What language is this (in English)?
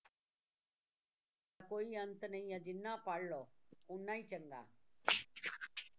Punjabi